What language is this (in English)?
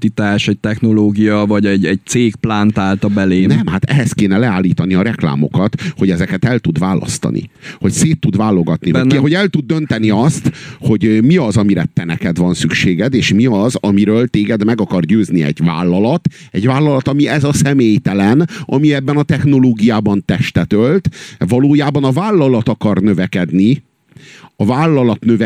Hungarian